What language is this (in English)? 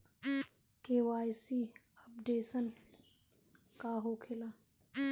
Bhojpuri